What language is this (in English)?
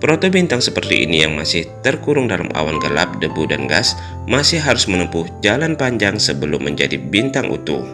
Indonesian